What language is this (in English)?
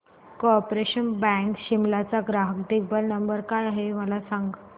Marathi